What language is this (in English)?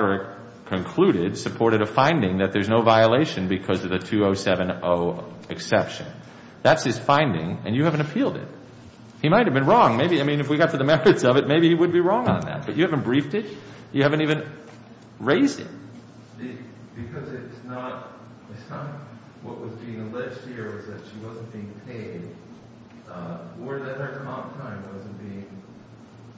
English